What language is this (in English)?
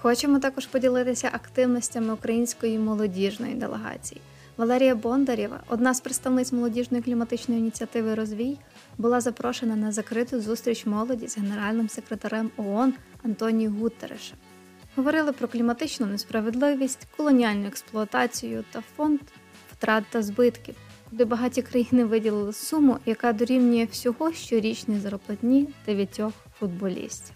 Ukrainian